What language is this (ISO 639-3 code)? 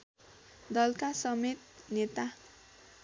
nep